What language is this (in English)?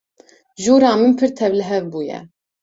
Kurdish